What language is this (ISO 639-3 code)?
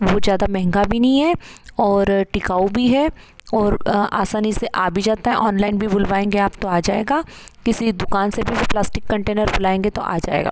hin